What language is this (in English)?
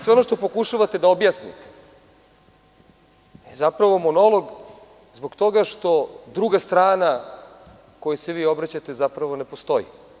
Serbian